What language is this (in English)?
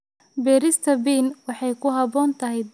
Somali